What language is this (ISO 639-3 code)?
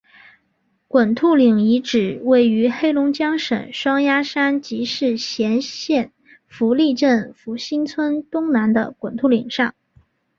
zho